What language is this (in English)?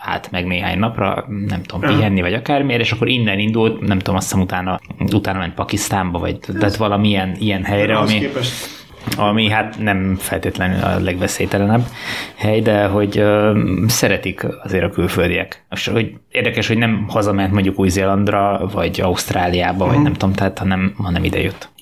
Hungarian